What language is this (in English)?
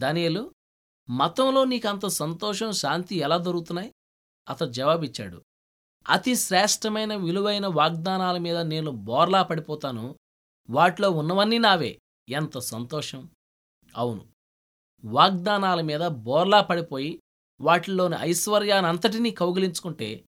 Telugu